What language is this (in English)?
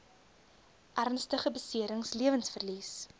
Afrikaans